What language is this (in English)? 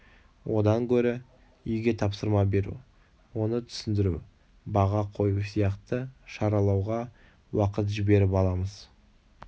Kazakh